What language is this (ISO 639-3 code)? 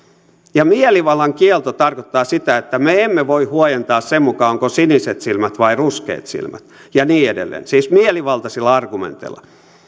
fin